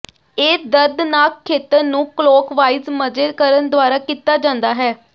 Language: Punjabi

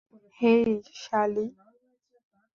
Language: Bangla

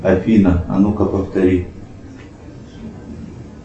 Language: Russian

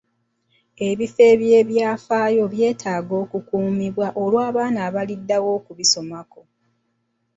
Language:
Ganda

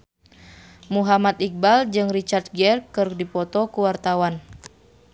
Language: Sundanese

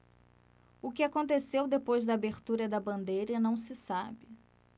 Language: Portuguese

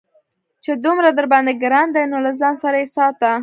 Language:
Pashto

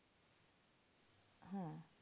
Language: Bangla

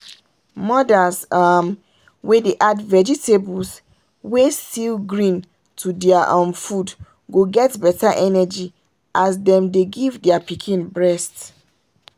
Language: Nigerian Pidgin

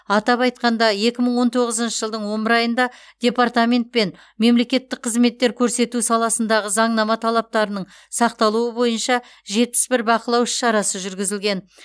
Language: Kazakh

